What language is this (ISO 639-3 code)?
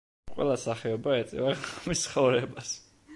kat